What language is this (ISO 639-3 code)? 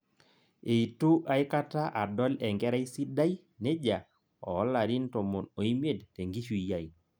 mas